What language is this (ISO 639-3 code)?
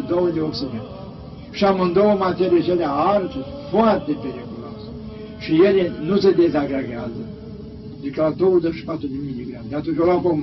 ron